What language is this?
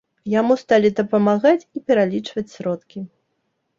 Belarusian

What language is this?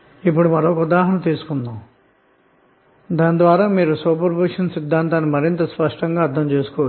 Telugu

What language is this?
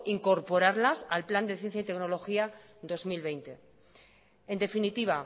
Spanish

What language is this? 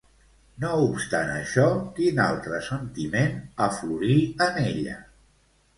Catalan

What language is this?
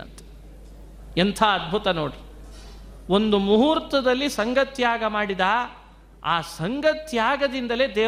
Kannada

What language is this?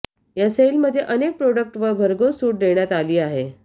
Marathi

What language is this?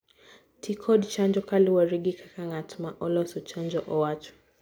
Luo (Kenya and Tanzania)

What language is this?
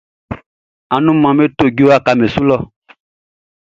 Baoulé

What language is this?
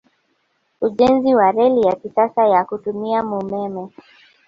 Swahili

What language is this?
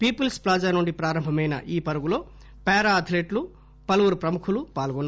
Telugu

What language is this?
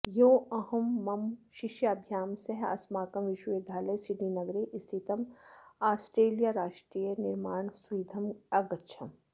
Sanskrit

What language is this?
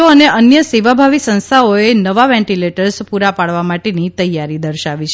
Gujarati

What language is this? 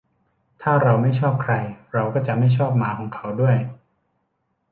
Thai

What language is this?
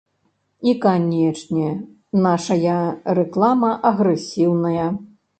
Belarusian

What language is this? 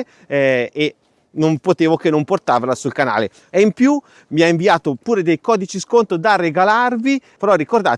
Italian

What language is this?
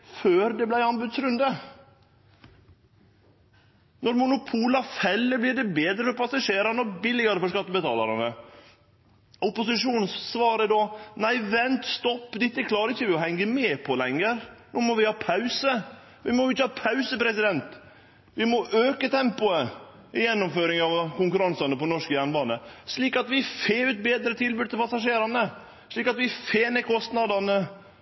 Norwegian Nynorsk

